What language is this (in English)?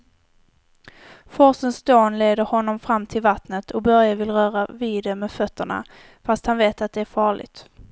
Swedish